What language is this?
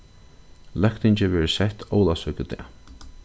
Faroese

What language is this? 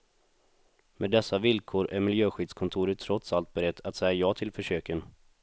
Swedish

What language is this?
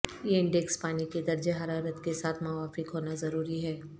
Urdu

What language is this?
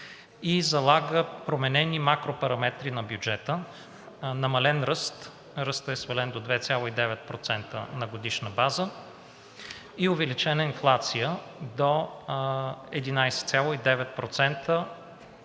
Bulgarian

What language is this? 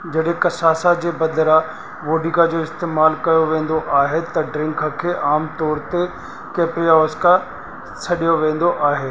Sindhi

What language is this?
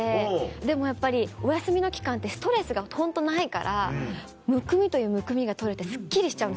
Japanese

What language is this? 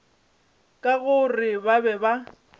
Northern Sotho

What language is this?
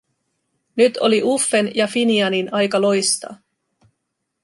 Finnish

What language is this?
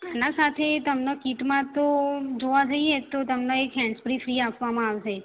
Gujarati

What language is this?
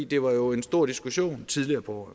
Danish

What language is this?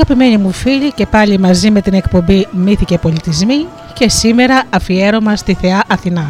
Greek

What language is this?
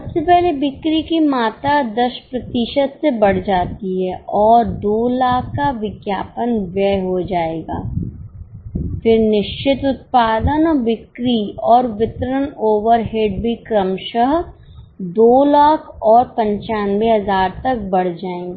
Hindi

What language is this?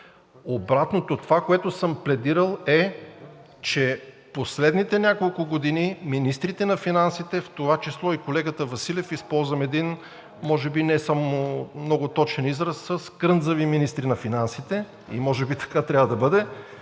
Bulgarian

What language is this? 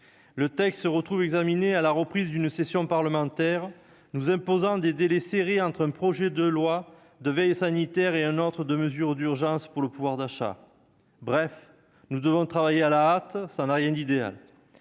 French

